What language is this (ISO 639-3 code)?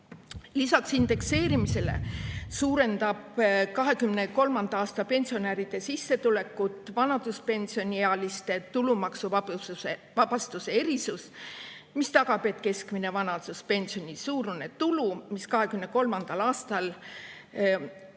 est